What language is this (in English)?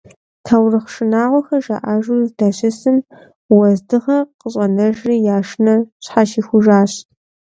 Kabardian